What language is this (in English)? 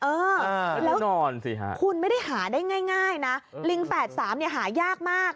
Thai